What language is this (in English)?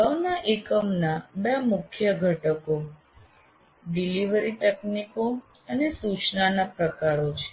Gujarati